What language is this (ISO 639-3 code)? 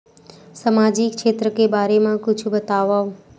hne